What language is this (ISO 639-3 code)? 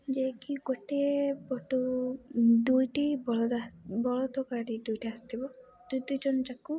ori